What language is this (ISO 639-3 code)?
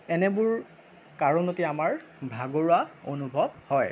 asm